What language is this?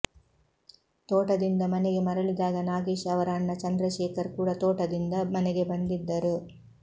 Kannada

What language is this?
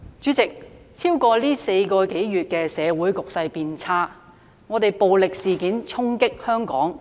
Cantonese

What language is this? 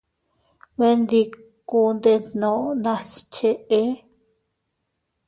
Teutila Cuicatec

